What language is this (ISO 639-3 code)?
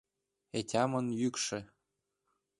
chm